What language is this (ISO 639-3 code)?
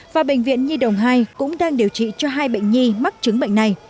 vie